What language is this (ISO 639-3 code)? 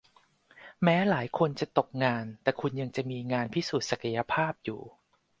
tha